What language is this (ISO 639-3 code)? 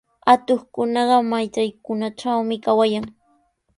qws